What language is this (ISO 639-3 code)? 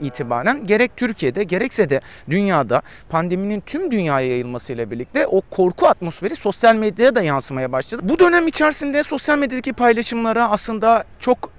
tur